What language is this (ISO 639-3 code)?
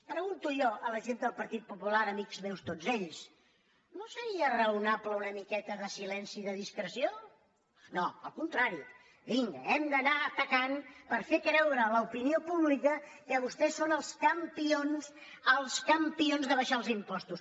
cat